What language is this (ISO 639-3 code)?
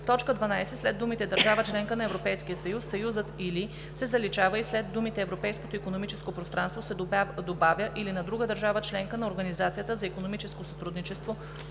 bul